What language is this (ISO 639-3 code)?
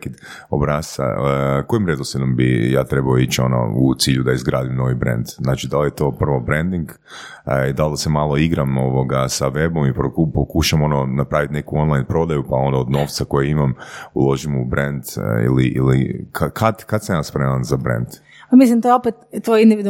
hrv